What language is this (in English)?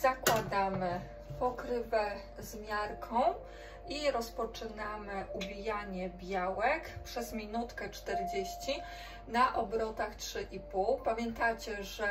Polish